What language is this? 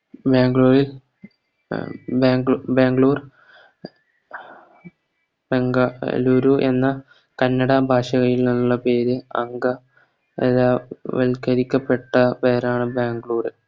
Malayalam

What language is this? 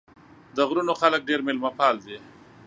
Pashto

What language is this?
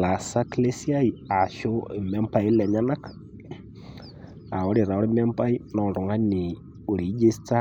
Masai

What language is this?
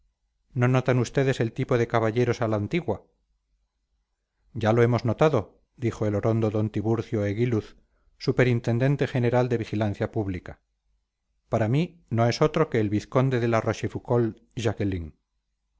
Spanish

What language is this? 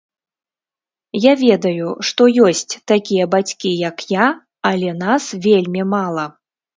Belarusian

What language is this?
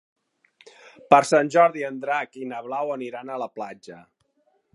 Catalan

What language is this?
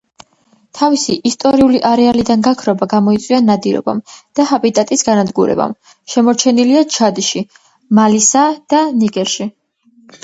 Georgian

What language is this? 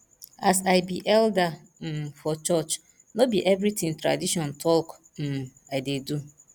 Nigerian Pidgin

